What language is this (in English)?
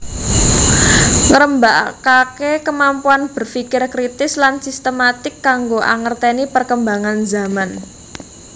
Javanese